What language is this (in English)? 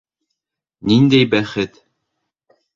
Bashkir